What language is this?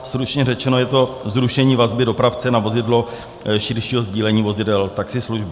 Czech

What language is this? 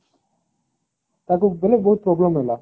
Odia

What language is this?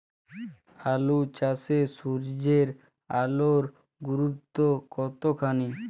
Bangla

